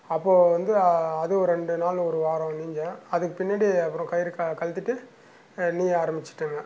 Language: Tamil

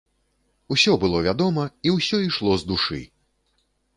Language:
Belarusian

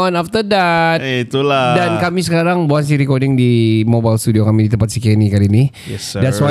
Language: Malay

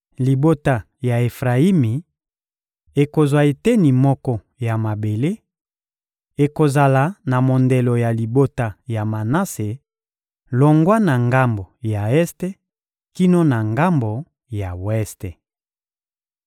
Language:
Lingala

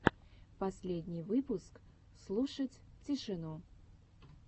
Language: Russian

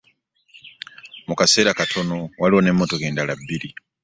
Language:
Ganda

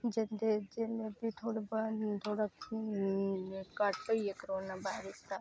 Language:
Dogri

